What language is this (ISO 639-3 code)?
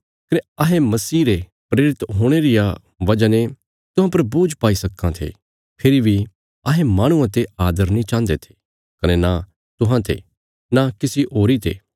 kfs